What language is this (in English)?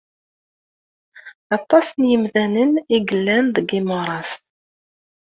Kabyle